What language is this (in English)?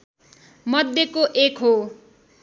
Nepali